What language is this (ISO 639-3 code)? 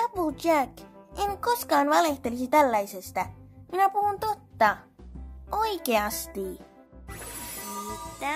fin